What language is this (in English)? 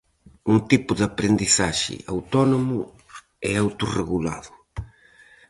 Galician